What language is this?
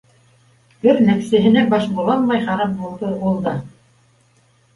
Bashkir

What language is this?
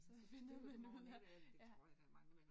Danish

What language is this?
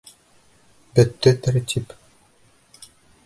Bashkir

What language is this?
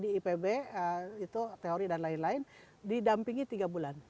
Indonesian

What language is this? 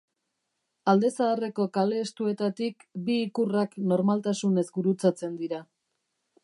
Basque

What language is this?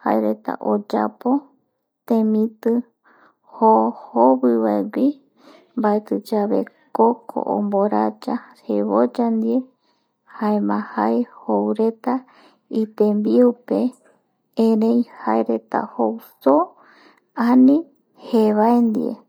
Eastern Bolivian Guaraní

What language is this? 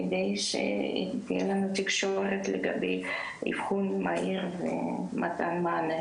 Hebrew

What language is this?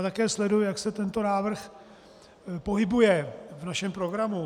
Czech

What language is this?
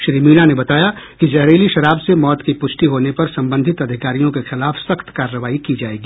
Hindi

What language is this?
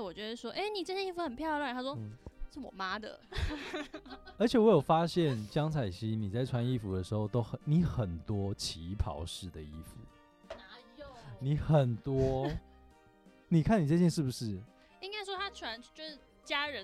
Chinese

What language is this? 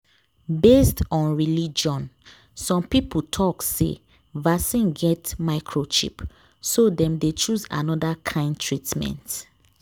Nigerian Pidgin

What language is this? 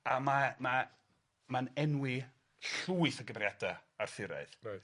Welsh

